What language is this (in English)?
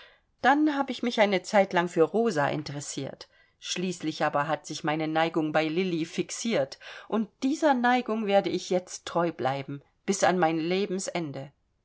German